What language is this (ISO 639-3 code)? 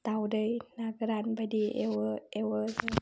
brx